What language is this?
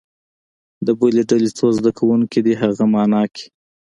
Pashto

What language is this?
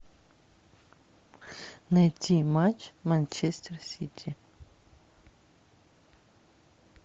Russian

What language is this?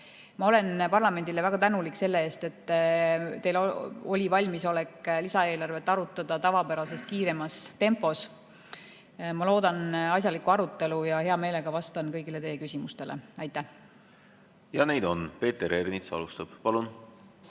Estonian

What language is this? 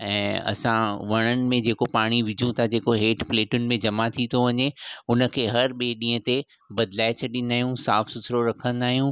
Sindhi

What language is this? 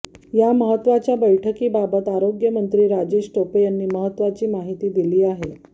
Marathi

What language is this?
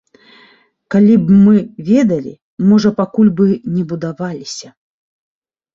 Belarusian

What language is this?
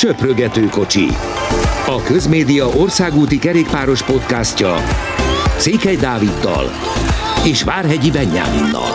Hungarian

